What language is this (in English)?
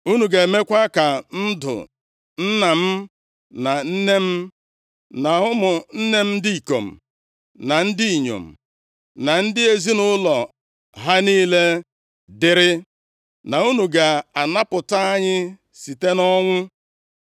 Igbo